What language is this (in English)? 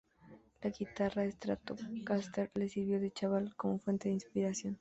Spanish